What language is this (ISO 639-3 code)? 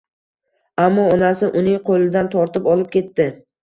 uzb